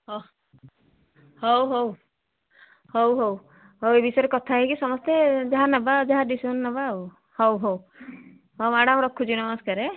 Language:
Odia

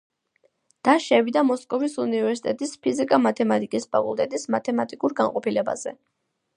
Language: Georgian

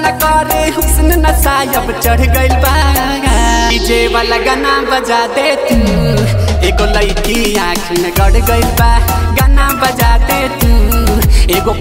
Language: Hindi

